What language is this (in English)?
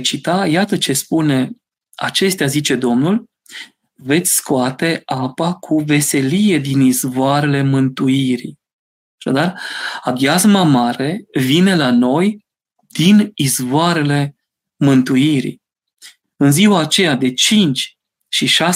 Romanian